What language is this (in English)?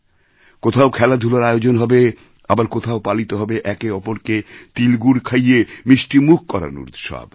Bangla